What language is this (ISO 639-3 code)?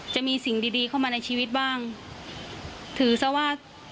tha